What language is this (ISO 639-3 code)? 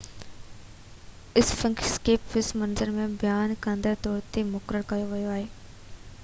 snd